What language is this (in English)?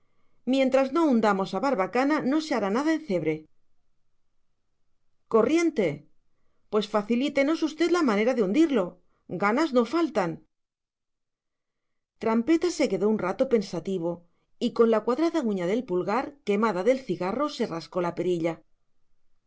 Spanish